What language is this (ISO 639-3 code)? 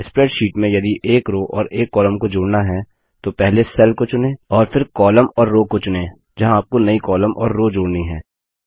hin